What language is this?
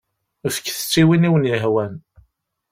Kabyle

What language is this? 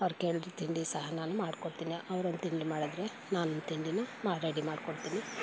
Kannada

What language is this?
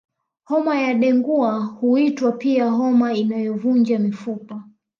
Swahili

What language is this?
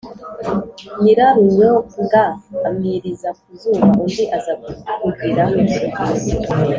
Kinyarwanda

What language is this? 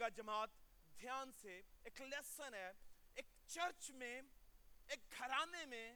Urdu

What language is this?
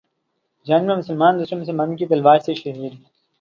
Urdu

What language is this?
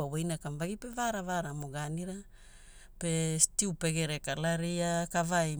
Hula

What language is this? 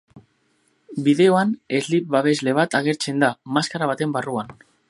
Basque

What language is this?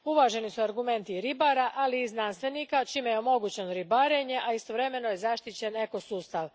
Croatian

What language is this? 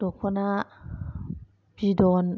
Bodo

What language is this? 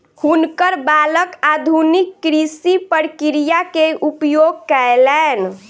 Maithili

